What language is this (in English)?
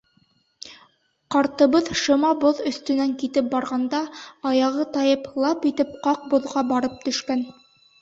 Bashkir